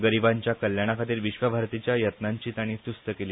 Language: Konkani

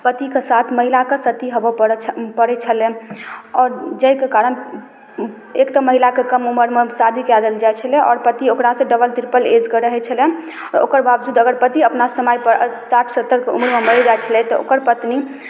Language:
Maithili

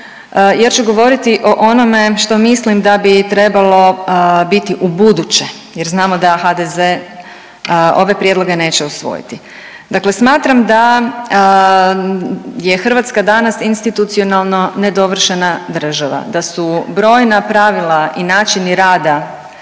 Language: Croatian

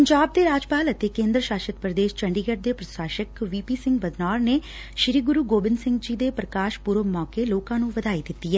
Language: Punjabi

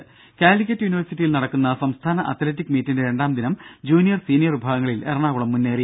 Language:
Malayalam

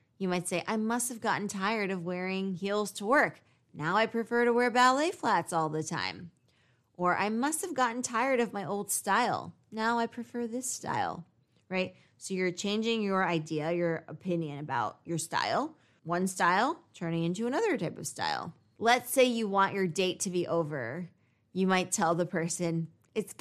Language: English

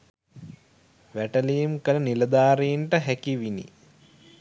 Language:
Sinhala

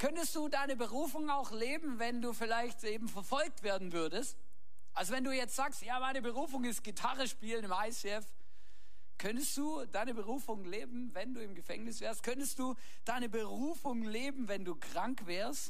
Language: German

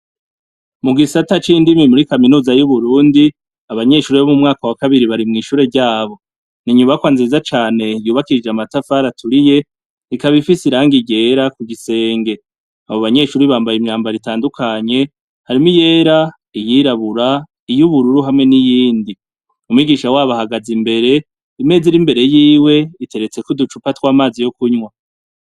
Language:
Rundi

